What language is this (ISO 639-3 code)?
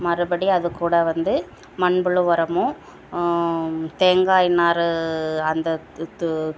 tam